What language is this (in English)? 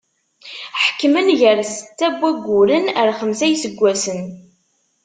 Kabyle